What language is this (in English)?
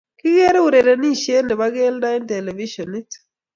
Kalenjin